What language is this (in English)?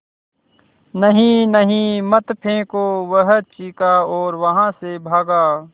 Hindi